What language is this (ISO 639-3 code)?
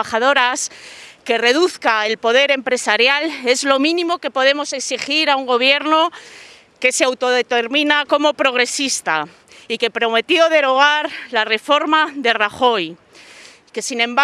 spa